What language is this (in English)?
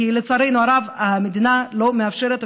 Hebrew